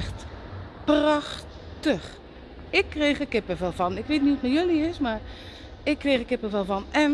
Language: Dutch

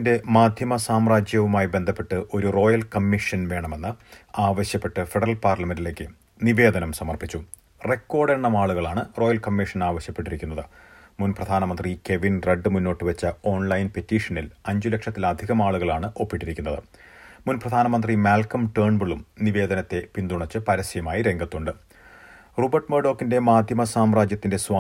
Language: Malayalam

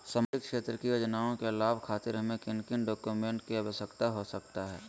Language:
Magahi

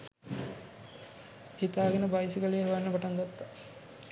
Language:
Sinhala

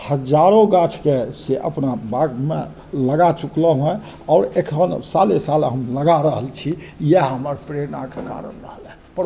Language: Maithili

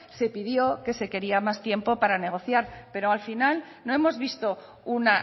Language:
Spanish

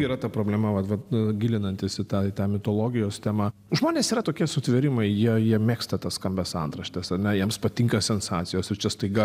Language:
Lithuanian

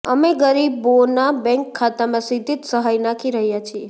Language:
Gujarati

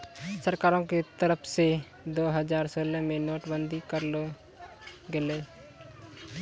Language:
Maithili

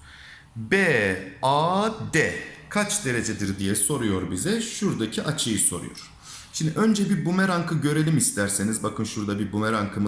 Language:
Turkish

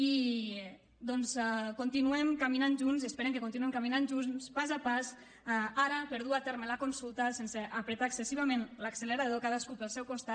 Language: Catalan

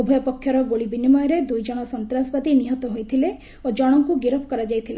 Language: Odia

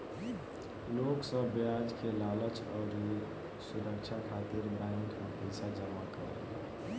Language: Bhojpuri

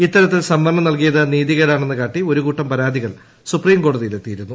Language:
Malayalam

